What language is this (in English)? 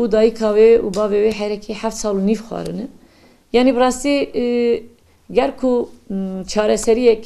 Turkish